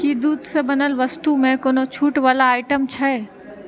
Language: Maithili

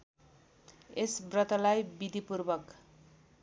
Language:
Nepali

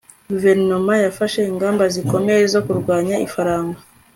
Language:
Kinyarwanda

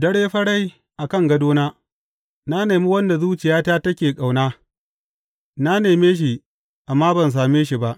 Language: Hausa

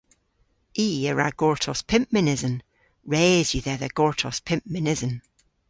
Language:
Cornish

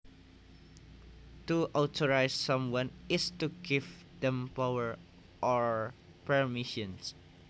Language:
Javanese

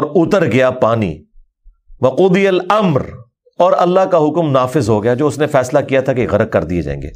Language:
Urdu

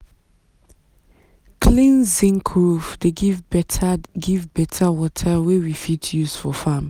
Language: Nigerian Pidgin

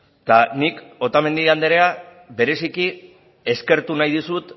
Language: Basque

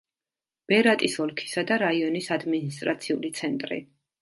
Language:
Georgian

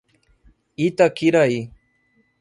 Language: Portuguese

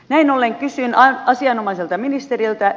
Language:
Finnish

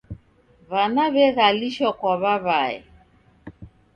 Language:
Taita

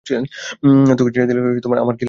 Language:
Bangla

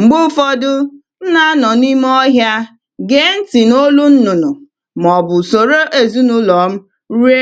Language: Igbo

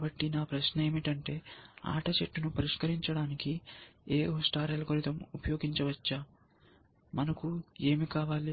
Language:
Telugu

